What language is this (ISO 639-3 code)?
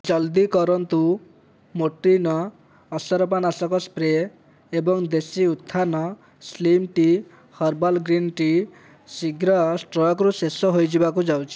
ori